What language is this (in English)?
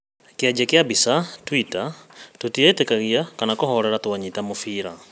Kikuyu